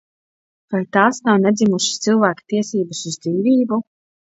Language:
Latvian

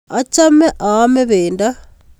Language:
Kalenjin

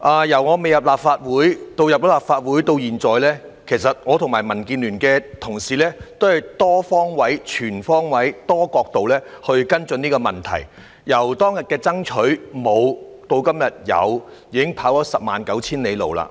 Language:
Cantonese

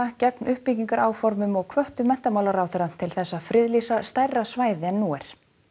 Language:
Icelandic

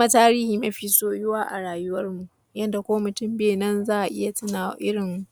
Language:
Hausa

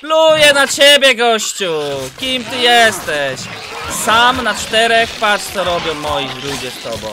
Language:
Polish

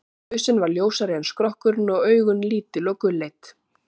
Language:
Icelandic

